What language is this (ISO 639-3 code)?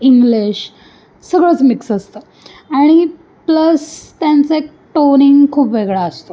mar